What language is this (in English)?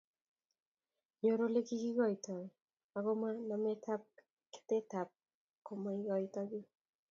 Kalenjin